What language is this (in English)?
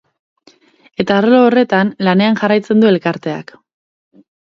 Basque